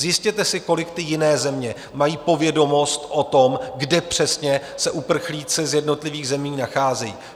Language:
Czech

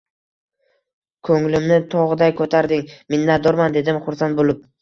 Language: Uzbek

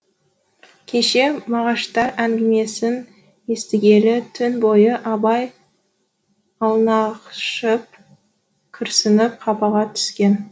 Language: Kazakh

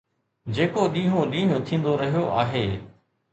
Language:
Sindhi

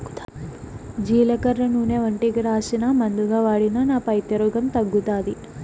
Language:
Telugu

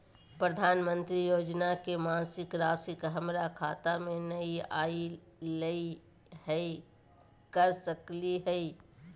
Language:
Magahi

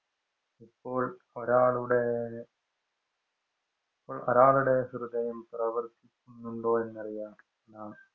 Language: Malayalam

